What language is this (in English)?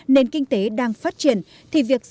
Vietnamese